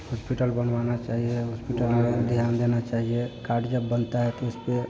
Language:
Hindi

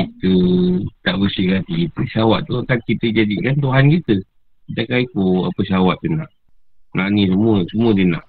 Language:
Malay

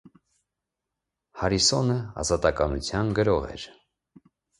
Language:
Armenian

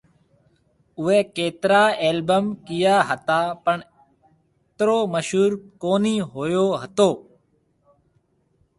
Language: Marwari (Pakistan)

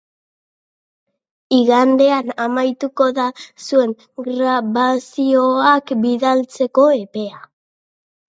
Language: Basque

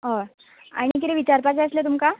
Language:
Konkani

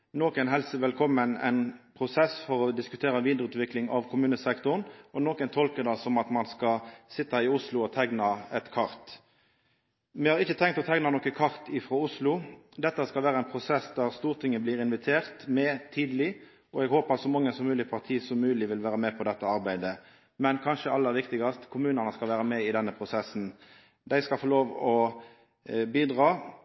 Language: Norwegian Nynorsk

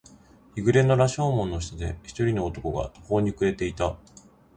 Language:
Japanese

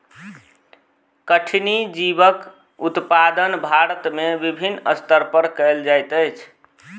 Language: Maithili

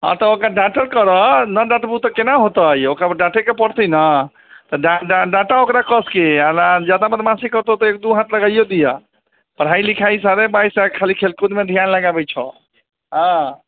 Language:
Maithili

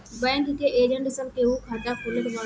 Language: Bhojpuri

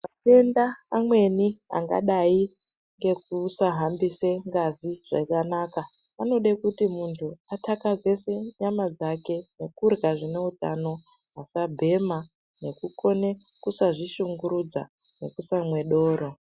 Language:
Ndau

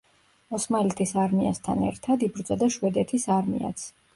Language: Georgian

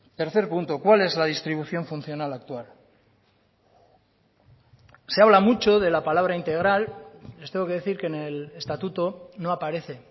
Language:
Spanish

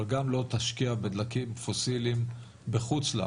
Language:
Hebrew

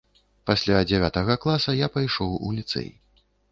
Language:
Belarusian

